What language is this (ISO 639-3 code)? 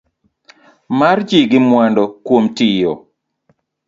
luo